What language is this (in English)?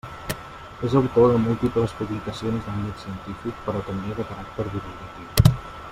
Catalan